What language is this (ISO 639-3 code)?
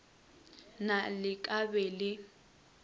nso